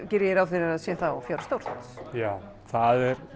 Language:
Icelandic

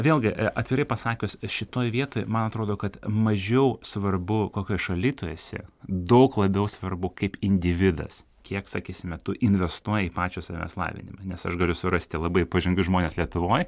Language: Lithuanian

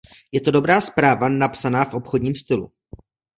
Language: Czech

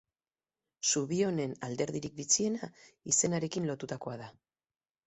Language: Basque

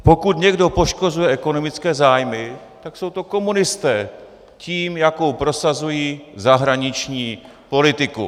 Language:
Czech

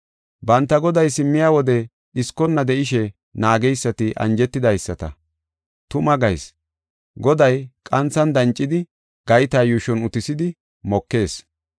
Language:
Gofa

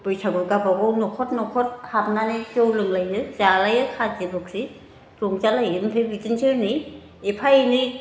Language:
Bodo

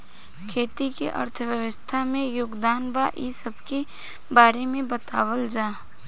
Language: Bhojpuri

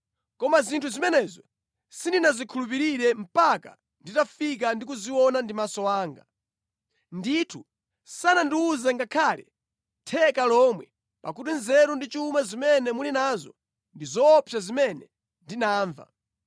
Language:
Nyanja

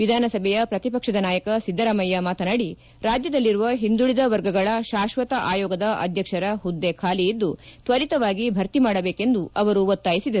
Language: Kannada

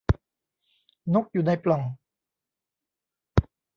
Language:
Thai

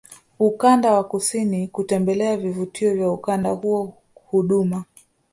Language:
Swahili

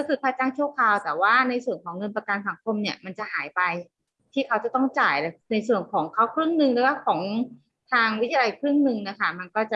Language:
Thai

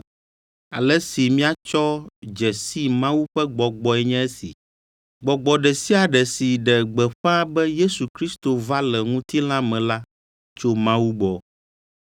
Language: Ewe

